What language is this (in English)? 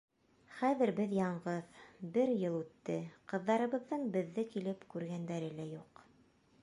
Bashkir